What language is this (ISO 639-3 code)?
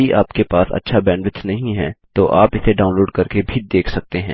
hin